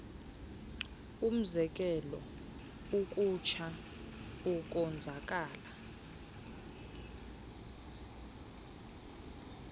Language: Xhosa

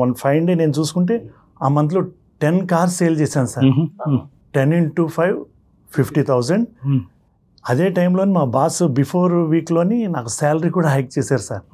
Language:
Telugu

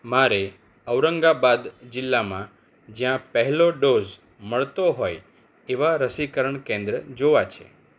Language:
Gujarati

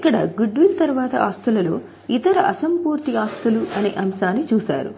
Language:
Telugu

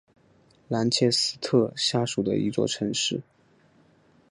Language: Chinese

